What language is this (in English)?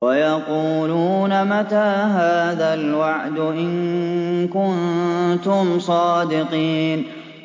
Arabic